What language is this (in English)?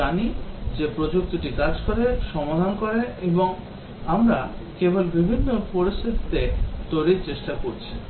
Bangla